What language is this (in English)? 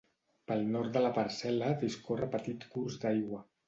Catalan